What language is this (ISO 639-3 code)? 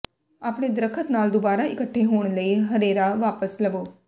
pan